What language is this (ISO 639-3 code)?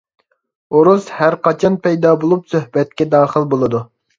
uig